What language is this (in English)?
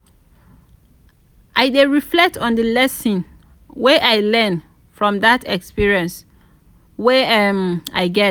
Nigerian Pidgin